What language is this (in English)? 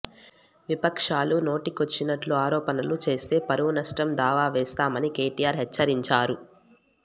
Telugu